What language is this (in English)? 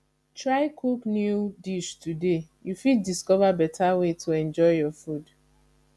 Nigerian Pidgin